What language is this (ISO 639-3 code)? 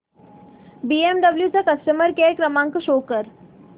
mar